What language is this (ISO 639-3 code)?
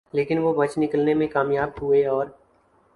urd